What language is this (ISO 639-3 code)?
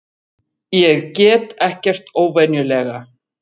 isl